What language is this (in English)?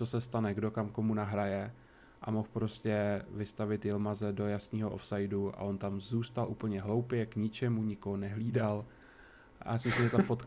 Czech